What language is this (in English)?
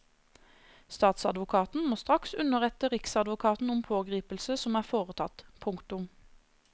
Norwegian